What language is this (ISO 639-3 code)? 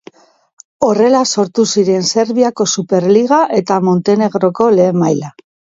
eus